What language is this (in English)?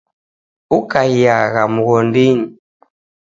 Taita